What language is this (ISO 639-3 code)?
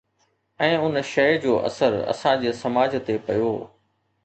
snd